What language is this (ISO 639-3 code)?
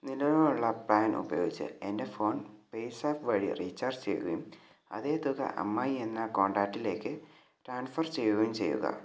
mal